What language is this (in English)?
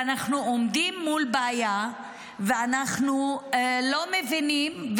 Hebrew